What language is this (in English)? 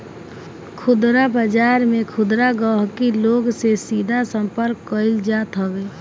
Bhojpuri